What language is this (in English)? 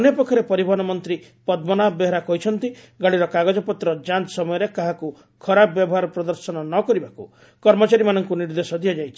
Odia